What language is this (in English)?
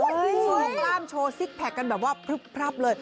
Thai